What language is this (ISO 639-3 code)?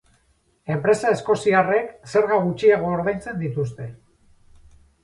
eus